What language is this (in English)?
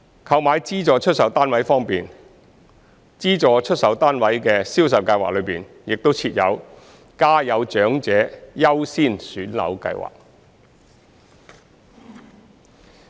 Cantonese